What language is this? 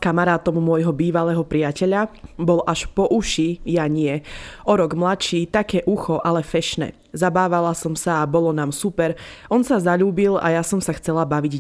Slovak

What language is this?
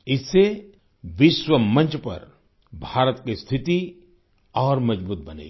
Hindi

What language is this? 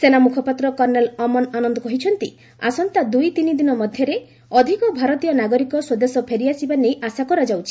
Odia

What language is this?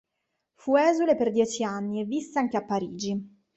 Italian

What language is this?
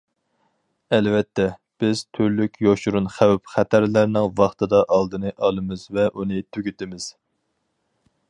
Uyghur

